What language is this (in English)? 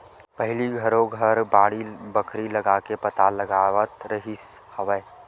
Chhattisgarhi